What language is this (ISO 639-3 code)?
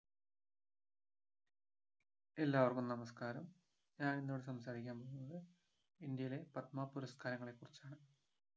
mal